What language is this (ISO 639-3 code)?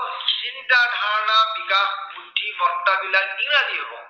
asm